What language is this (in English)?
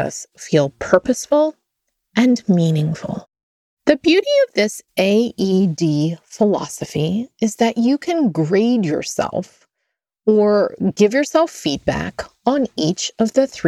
English